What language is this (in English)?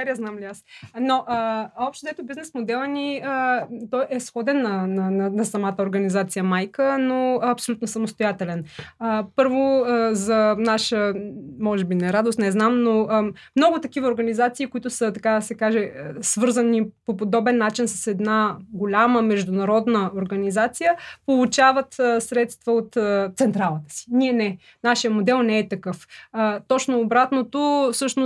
Bulgarian